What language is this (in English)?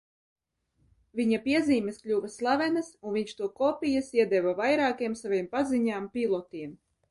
Latvian